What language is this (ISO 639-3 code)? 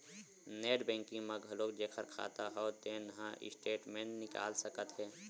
hne